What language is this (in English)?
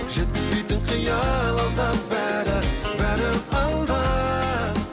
Kazakh